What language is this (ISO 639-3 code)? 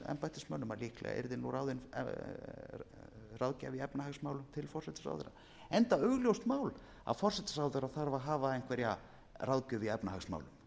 isl